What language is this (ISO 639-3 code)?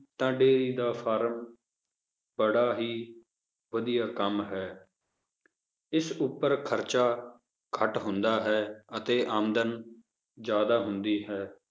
pan